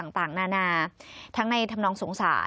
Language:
Thai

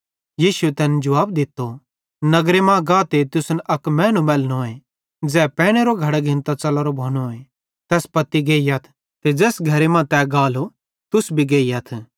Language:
Bhadrawahi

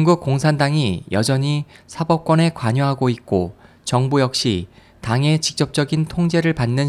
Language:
Korean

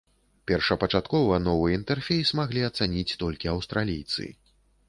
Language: Belarusian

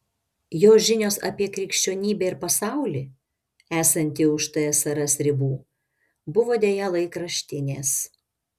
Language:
Lithuanian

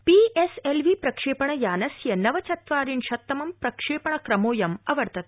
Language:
Sanskrit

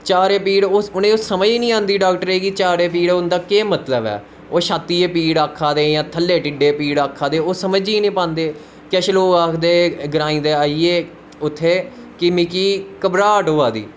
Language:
Dogri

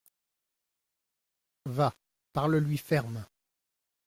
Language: French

